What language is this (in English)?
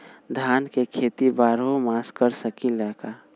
Magahi